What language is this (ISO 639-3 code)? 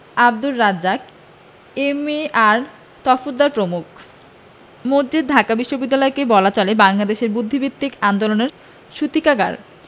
ben